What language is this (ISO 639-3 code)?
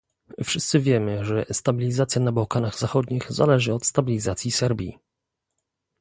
pol